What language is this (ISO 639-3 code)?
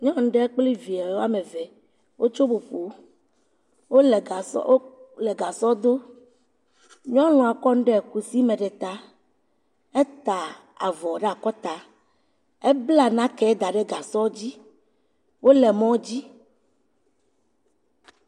ewe